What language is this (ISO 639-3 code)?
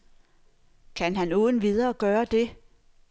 dan